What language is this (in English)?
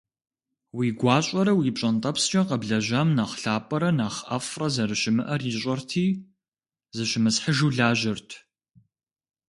Kabardian